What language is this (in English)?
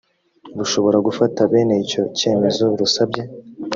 Kinyarwanda